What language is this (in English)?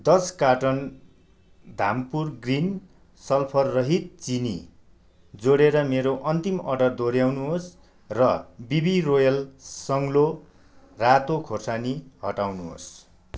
Nepali